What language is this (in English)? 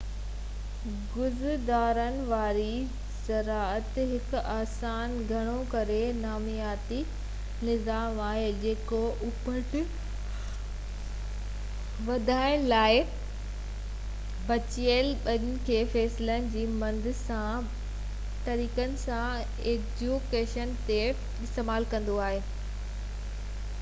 Sindhi